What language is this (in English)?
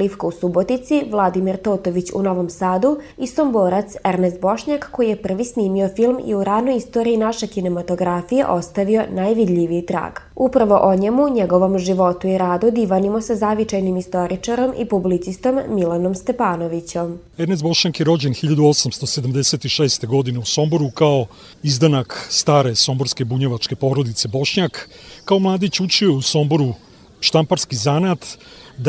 Croatian